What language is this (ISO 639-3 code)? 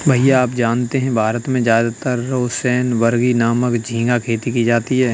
hin